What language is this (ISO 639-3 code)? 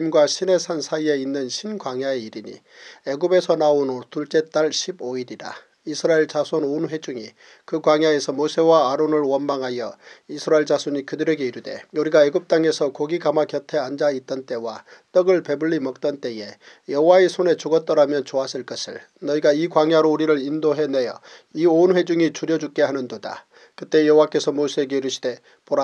kor